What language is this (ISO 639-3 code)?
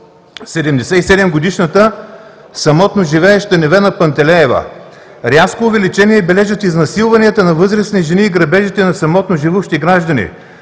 bul